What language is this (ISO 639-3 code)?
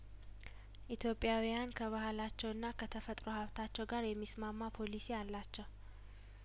amh